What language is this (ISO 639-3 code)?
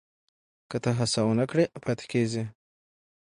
pus